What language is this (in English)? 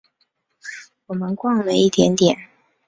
Chinese